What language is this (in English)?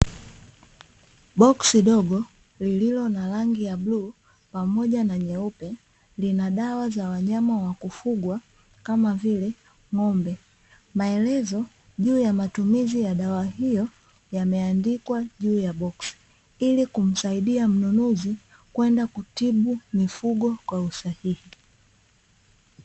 Swahili